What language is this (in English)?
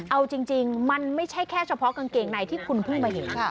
Thai